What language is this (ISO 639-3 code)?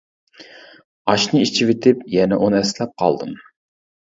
uig